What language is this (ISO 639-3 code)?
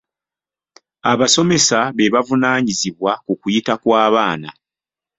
lug